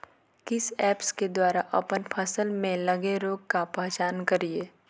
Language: Magahi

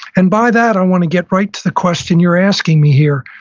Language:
English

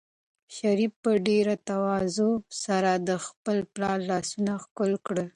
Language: Pashto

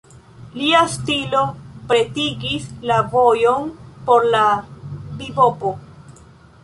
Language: Esperanto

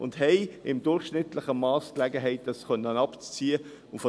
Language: Swiss German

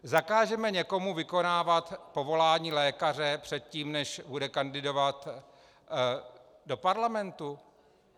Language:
Czech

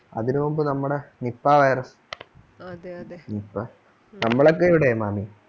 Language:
Malayalam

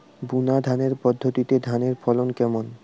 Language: Bangla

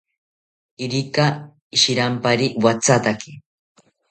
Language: South Ucayali Ashéninka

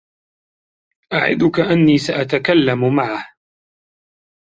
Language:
Arabic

